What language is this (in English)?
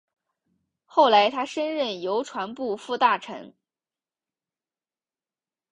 Chinese